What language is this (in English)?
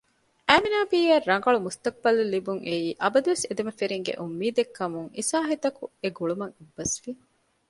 Divehi